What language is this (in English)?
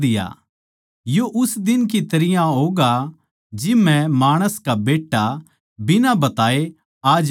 Haryanvi